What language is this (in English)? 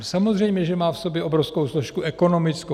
Czech